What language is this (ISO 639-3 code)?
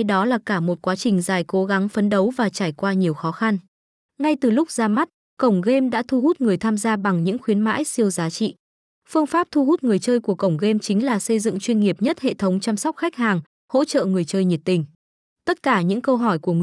vie